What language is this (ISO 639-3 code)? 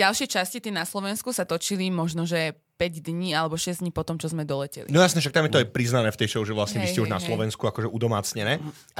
slk